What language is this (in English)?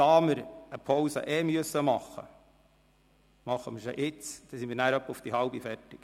Swiss German